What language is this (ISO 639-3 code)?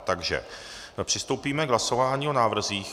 ces